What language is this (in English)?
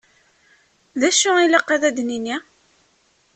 Kabyle